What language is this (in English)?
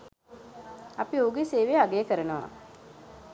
Sinhala